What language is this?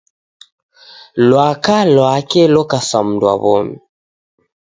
Taita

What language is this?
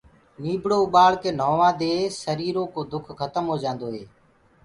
Gurgula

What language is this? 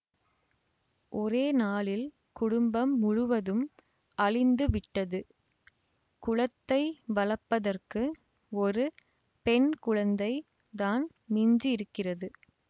Tamil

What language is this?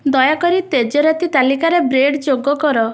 Odia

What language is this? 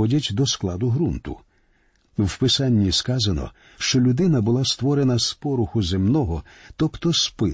Ukrainian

